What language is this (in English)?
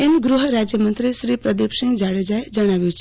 Gujarati